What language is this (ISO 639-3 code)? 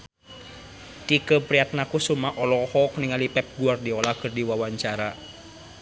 sun